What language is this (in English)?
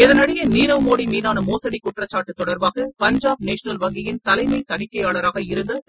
Tamil